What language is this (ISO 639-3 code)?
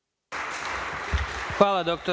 srp